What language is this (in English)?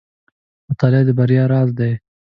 Pashto